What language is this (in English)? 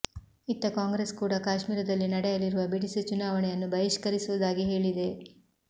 Kannada